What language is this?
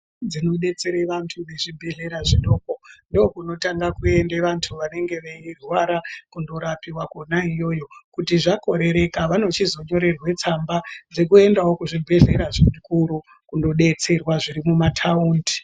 Ndau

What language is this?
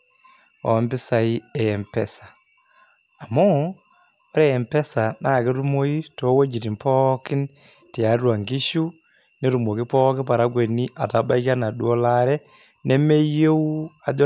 Masai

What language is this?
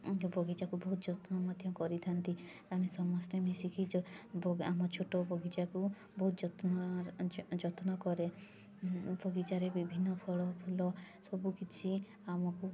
Odia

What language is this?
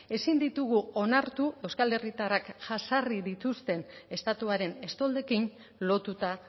Basque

